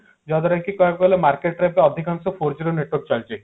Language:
Odia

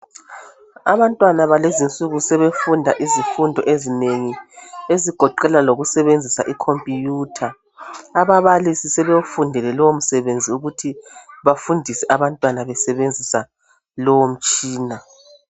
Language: North Ndebele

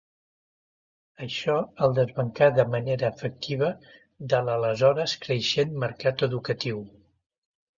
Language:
Catalan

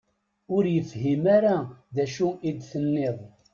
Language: Kabyle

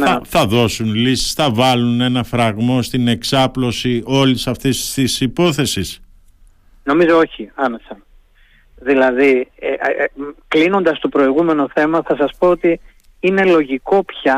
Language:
Greek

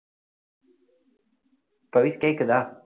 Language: Tamil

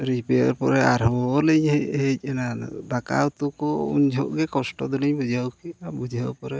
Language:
Santali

